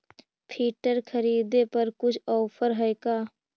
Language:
Magahi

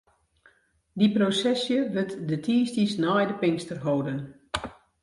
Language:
Western Frisian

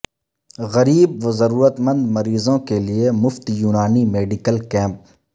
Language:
Urdu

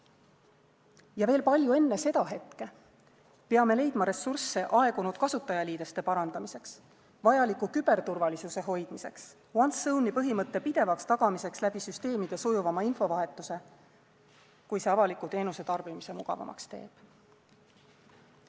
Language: Estonian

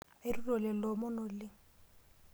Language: Masai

